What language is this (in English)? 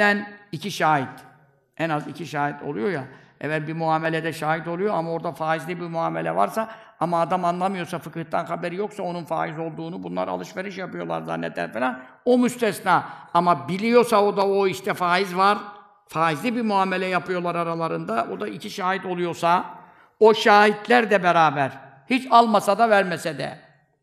Turkish